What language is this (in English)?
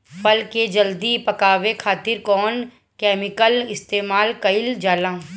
Bhojpuri